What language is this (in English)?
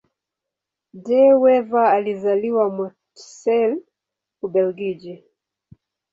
Swahili